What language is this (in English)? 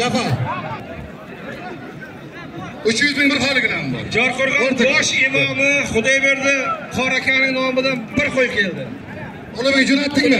Turkish